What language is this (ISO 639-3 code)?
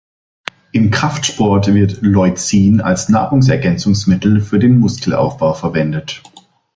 deu